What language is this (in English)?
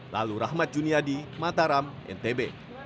Indonesian